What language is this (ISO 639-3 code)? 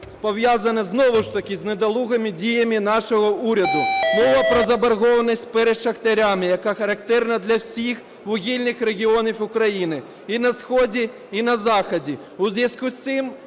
ukr